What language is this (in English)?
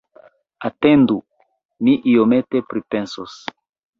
Esperanto